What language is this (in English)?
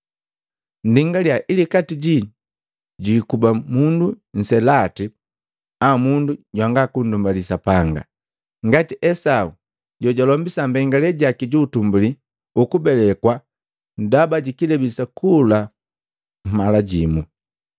Matengo